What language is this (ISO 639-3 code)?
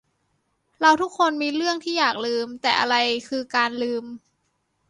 tha